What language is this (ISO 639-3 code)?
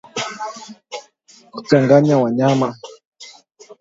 swa